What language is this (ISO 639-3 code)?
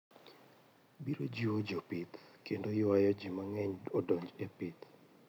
luo